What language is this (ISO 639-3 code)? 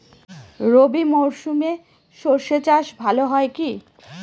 ben